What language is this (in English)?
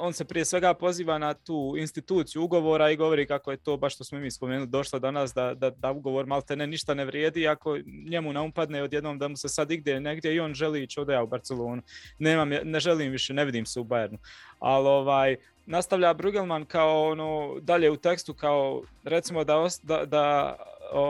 Croatian